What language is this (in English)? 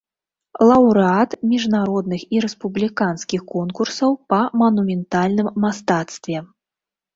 Belarusian